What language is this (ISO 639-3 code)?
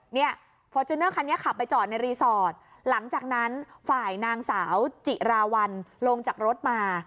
tha